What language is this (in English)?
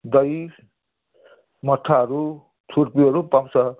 Nepali